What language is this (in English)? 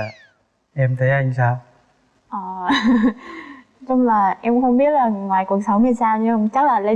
Vietnamese